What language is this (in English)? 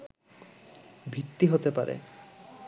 Bangla